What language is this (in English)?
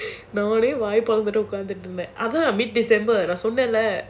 English